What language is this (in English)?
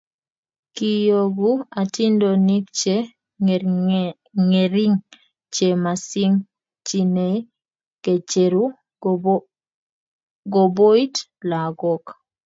Kalenjin